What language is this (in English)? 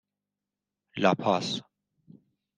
Persian